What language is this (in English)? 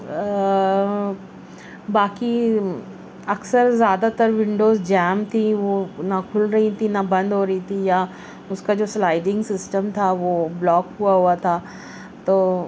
Urdu